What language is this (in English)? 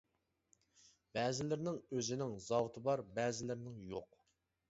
Uyghur